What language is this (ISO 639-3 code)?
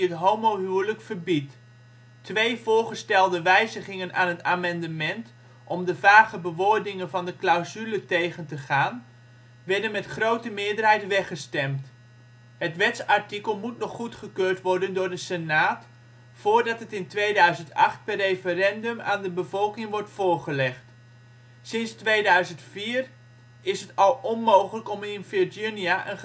nld